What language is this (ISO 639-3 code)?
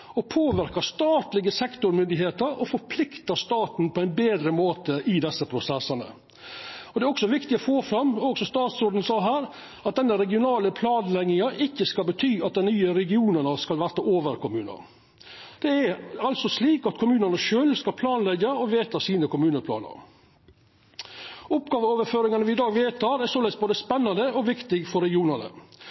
nno